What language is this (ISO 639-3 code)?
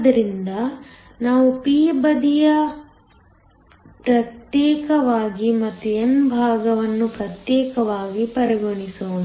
kan